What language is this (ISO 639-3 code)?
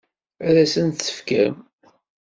kab